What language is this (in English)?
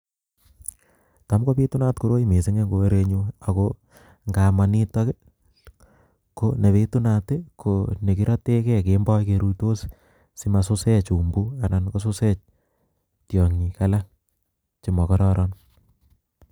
Kalenjin